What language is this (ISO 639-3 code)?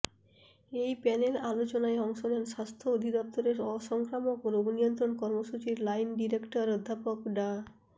ben